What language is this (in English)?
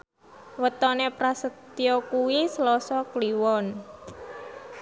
Javanese